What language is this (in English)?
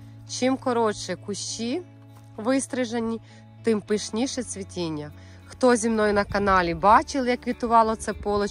Ukrainian